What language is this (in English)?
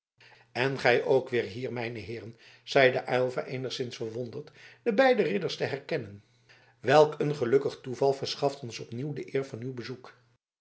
Dutch